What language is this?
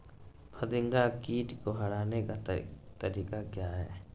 Magahi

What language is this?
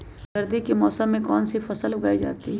Magahi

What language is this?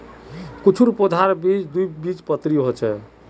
Magahi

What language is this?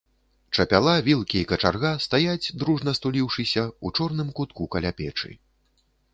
Belarusian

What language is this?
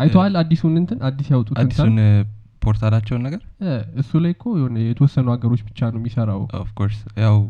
Amharic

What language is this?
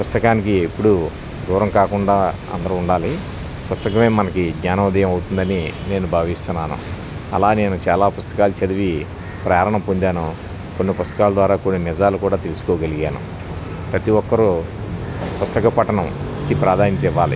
Telugu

